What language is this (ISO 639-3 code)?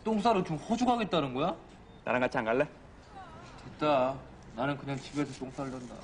kor